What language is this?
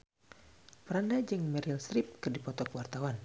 Sundanese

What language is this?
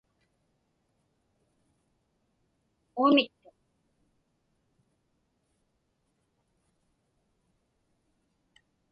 Inupiaq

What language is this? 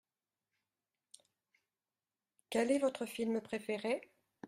French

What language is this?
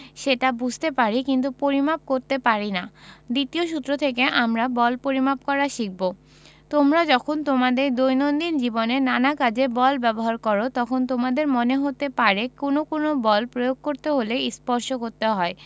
Bangla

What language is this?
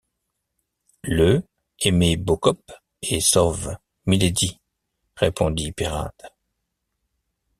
French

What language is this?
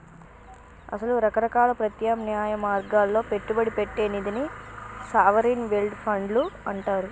Telugu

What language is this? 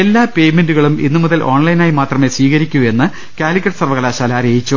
Malayalam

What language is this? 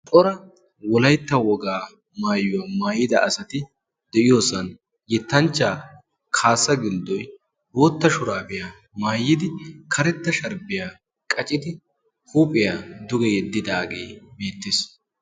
Wolaytta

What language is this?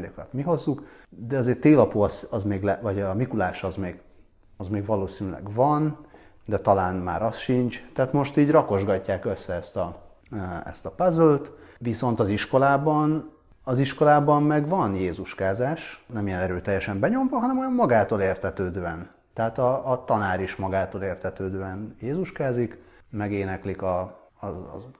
Hungarian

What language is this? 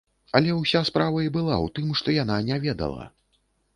Belarusian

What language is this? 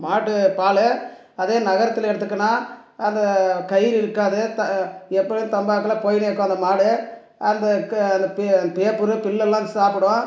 Tamil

